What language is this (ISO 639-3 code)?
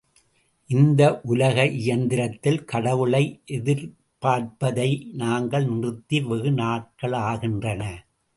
tam